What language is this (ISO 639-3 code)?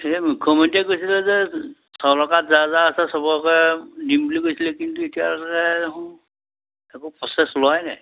asm